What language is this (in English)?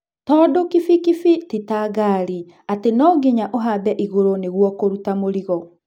Kikuyu